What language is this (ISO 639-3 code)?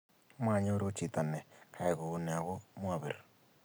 kln